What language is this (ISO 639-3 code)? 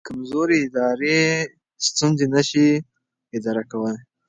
pus